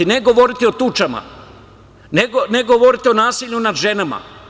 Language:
Serbian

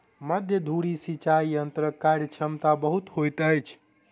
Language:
Maithili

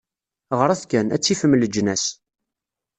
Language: Kabyle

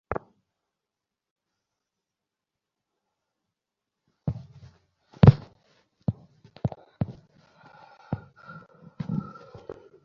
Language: Bangla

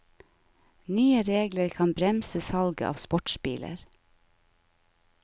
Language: Norwegian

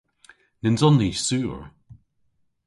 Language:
Cornish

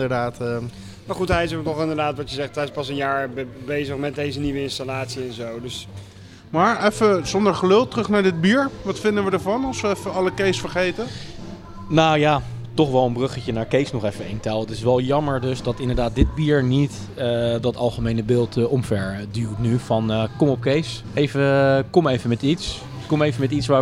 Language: Dutch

